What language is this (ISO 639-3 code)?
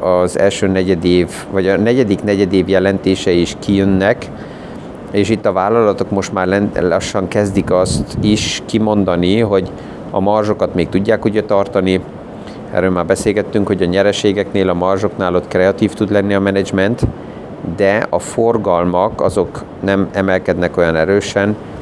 hun